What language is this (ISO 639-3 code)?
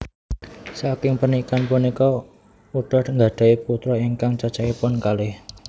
jav